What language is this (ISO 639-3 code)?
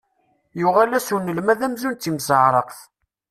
kab